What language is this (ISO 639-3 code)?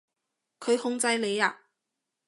yue